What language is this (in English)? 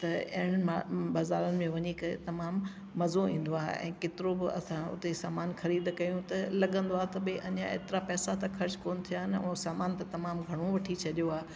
Sindhi